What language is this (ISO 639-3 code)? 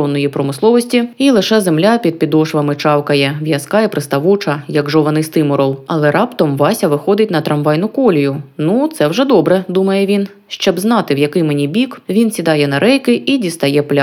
ukr